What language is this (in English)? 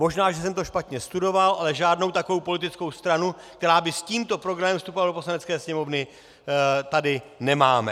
Czech